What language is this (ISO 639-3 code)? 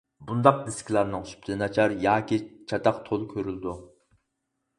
uig